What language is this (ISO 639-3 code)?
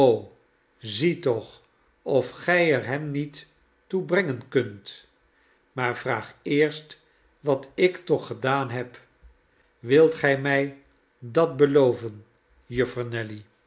nld